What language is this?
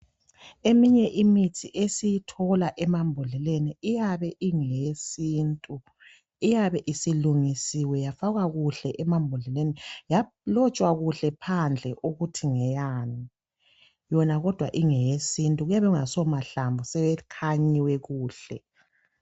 North Ndebele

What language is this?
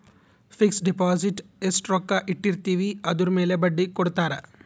Kannada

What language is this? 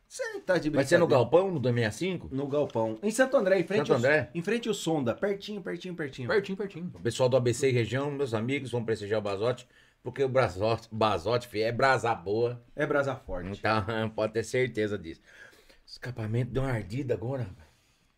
Portuguese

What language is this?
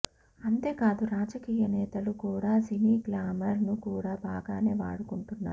Telugu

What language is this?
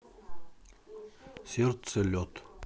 Russian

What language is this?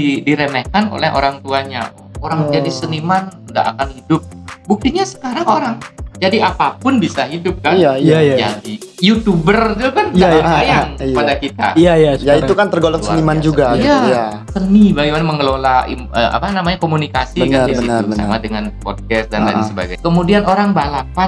Indonesian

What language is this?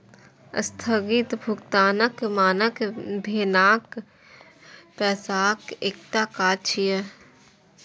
Maithili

